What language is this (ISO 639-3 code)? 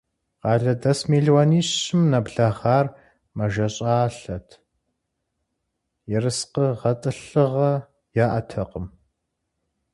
kbd